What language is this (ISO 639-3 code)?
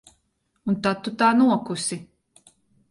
lav